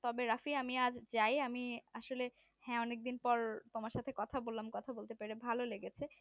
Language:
Bangla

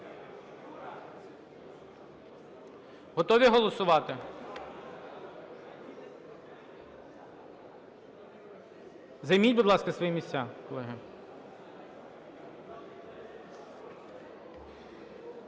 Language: Ukrainian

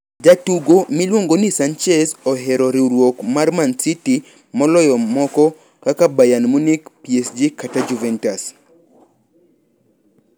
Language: Luo (Kenya and Tanzania)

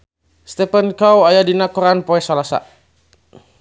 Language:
Sundanese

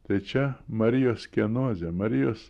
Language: Lithuanian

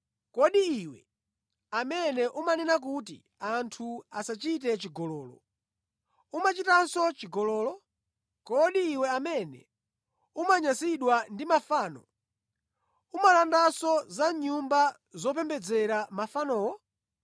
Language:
Nyanja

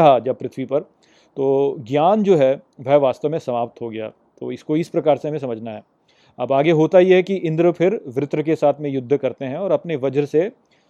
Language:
Hindi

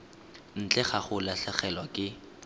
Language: Tswana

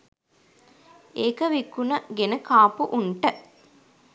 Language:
Sinhala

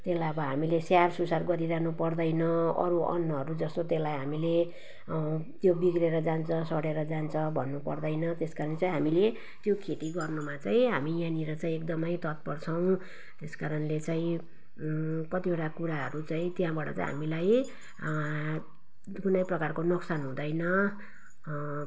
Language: Nepali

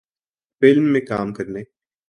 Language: Urdu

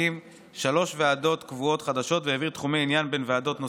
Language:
Hebrew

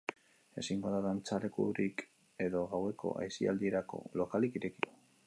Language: Basque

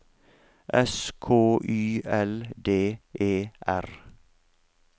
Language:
Norwegian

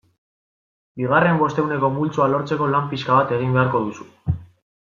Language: Basque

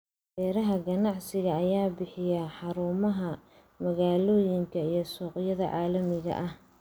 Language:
Somali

